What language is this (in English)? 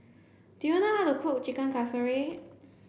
English